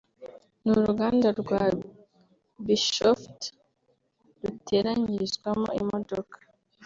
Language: Kinyarwanda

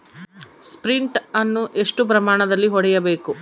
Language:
Kannada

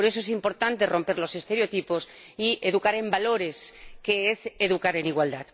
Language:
Spanish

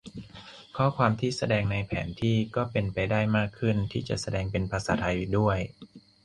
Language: Thai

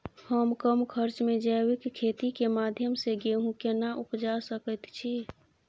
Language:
Maithili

